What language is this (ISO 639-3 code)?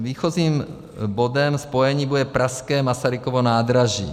ces